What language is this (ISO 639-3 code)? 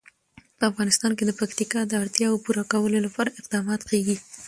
pus